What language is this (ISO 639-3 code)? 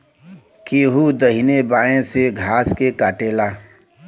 bho